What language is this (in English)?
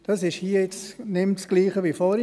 Swiss German